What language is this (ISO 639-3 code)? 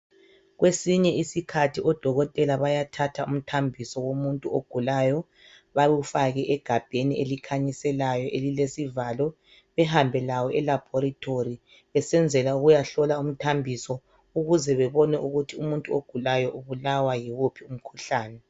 nde